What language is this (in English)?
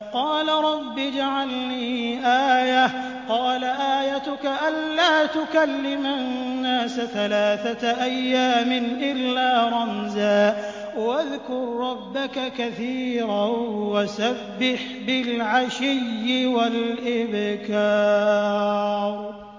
Arabic